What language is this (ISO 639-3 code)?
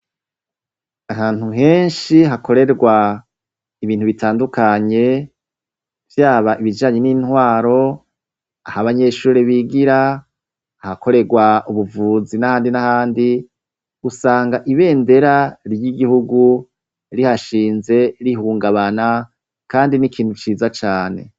run